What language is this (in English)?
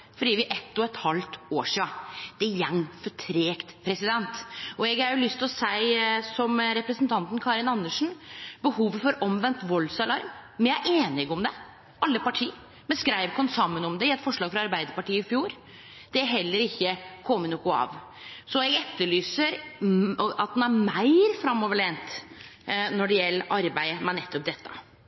Norwegian Nynorsk